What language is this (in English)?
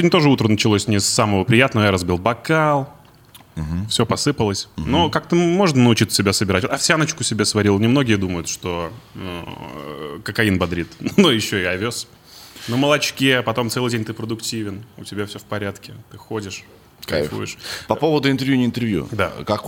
Russian